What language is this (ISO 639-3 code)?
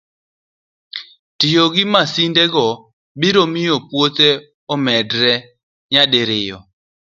luo